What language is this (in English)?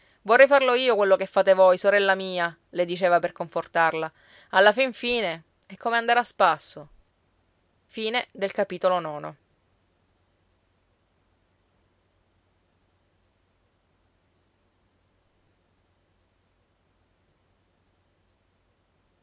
Italian